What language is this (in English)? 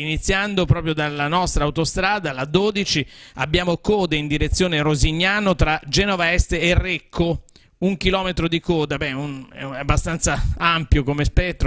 Italian